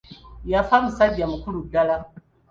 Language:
Ganda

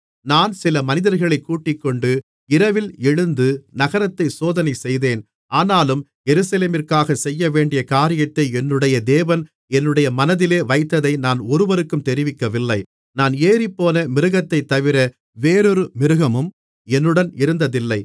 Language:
Tamil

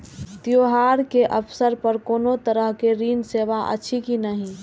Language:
Maithili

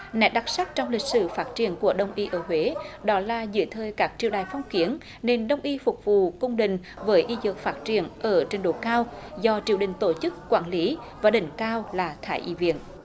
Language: Vietnamese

